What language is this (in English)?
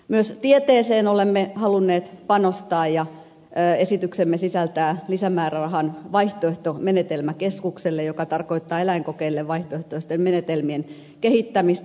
Finnish